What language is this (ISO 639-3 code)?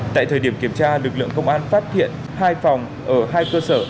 vie